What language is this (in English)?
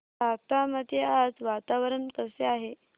Marathi